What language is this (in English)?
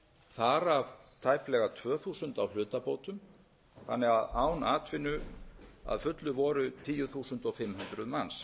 Icelandic